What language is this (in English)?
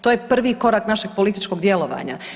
Croatian